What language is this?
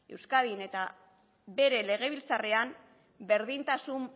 Basque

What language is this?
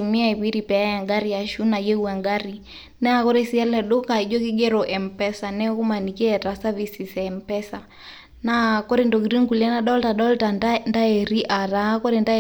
Masai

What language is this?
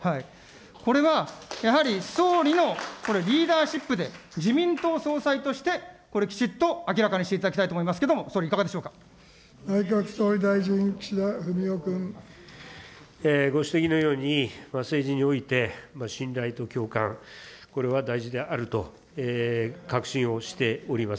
Japanese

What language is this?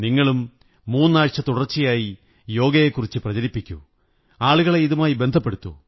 Malayalam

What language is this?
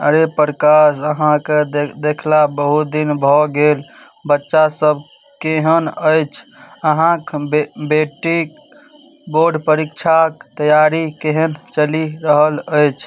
Maithili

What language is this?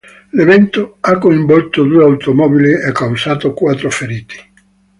Italian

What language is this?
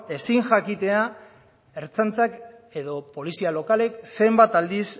Basque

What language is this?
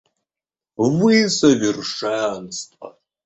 Russian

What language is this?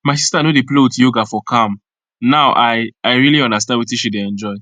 Nigerian Pidgin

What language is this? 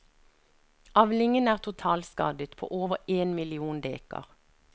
Norwegian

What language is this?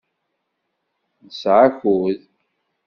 Kabyle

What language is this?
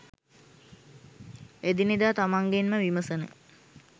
Sinhala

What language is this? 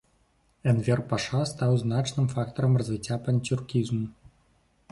Belarusian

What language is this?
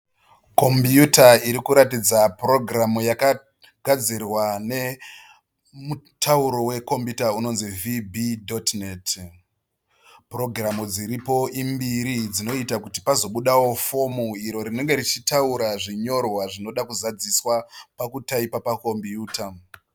Shona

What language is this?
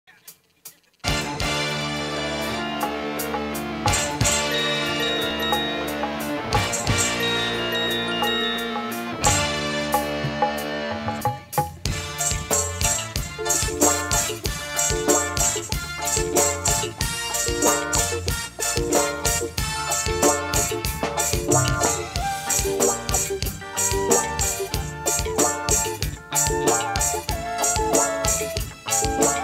Indonesian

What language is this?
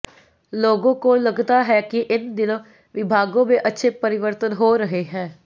Hindi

